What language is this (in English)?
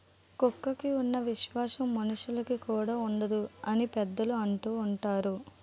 Telugu